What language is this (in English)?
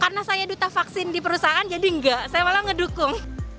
Indonesian